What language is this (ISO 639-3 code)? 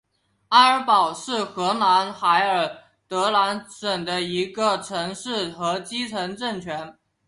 zho